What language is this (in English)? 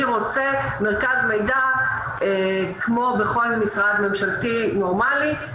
Hebrew